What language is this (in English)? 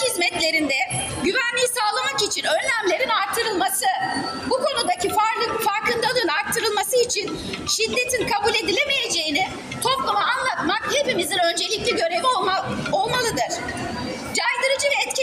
Turkish